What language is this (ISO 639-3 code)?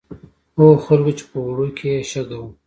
pus